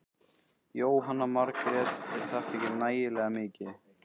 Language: Icelandic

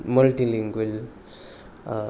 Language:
Nepali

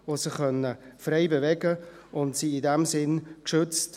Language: Swiss German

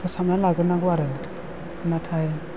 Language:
Bodo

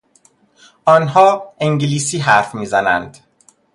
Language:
Persian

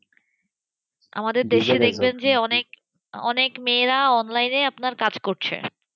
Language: Bangla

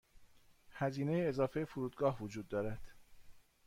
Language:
Persian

